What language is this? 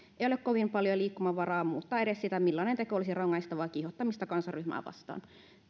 Finnish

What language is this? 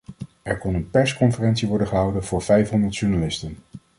Dutch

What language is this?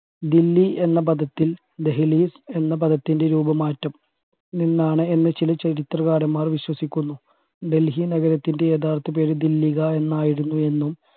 Malayalam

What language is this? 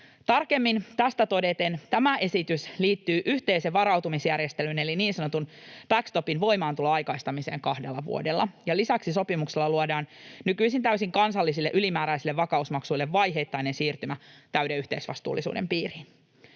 Finnish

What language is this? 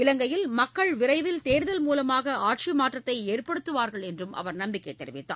Tamil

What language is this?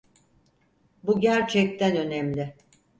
Turkish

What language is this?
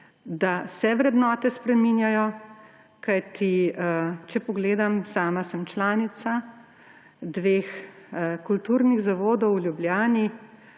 Slovenian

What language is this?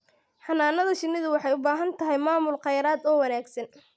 Somali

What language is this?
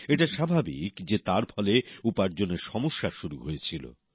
Bangla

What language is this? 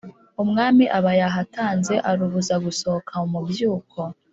Kinyarwanda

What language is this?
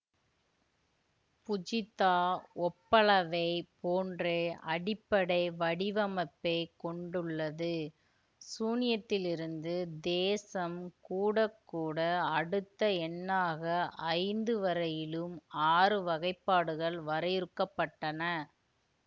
Tamil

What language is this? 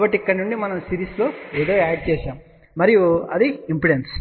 Telugu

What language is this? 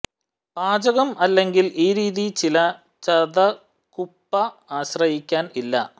Malayalam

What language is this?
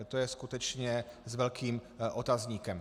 Czech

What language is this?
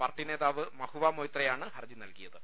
Malayalam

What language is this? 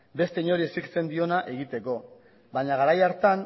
Basque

